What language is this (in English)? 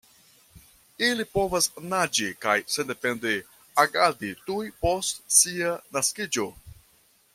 Esperanto